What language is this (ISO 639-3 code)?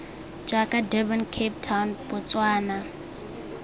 tsn